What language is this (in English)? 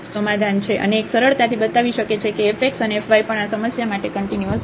Gujarati